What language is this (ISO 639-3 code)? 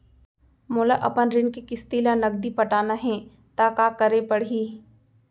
hne